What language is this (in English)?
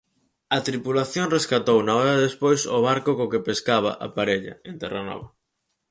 Galician